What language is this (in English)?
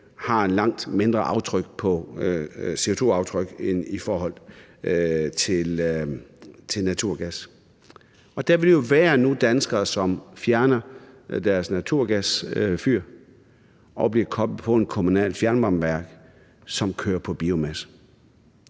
Danish